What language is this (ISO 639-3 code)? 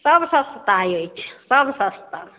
mai